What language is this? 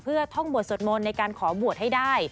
Thai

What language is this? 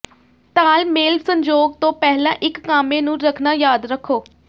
Punjabi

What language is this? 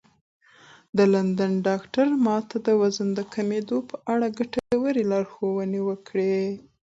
Pashto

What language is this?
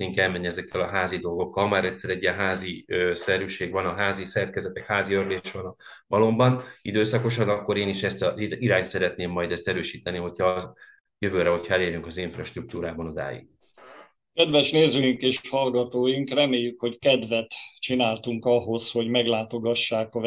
Hungarian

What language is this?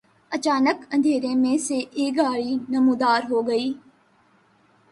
Urdu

